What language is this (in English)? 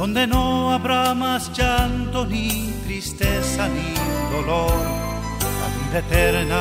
Spanish